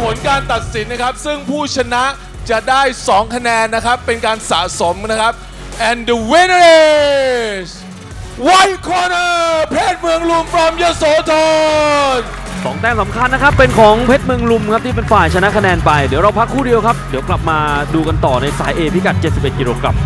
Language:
Thai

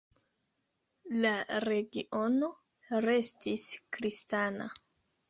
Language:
Esperanto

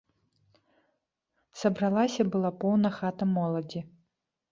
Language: Belarusian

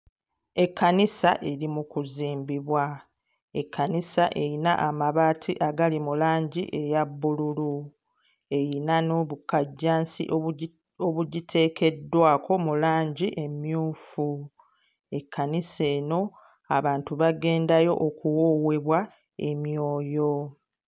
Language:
Ganda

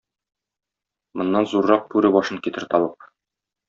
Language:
Tatar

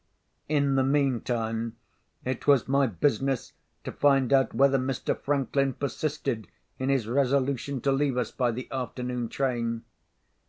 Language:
English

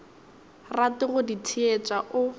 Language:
Northern Sotho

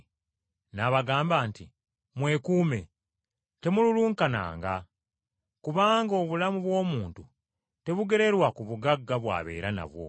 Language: Ganda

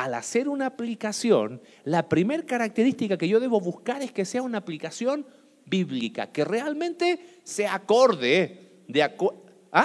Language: Spanish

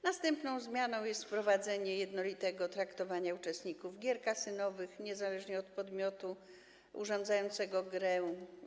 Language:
Polish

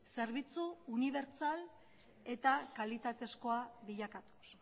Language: Basque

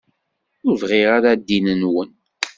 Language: Kabyle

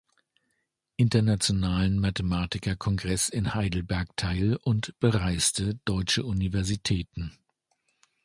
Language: German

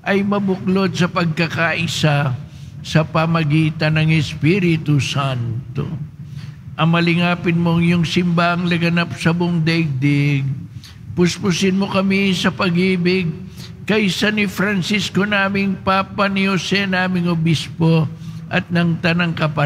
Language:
Filipino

